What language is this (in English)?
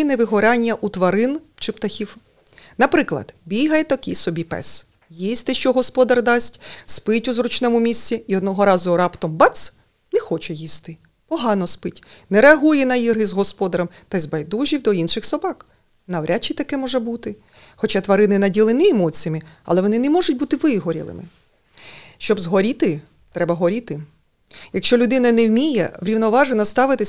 Russian